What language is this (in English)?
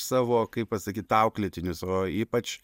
Lithuanian